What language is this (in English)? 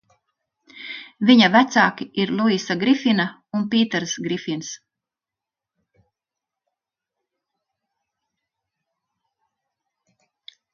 Latvian